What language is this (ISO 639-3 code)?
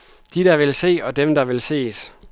dan